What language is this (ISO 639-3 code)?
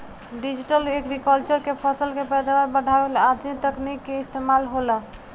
bho